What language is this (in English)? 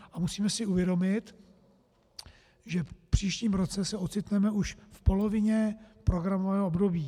Czech